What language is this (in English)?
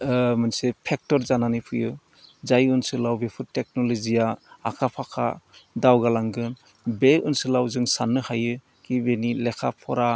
Bodo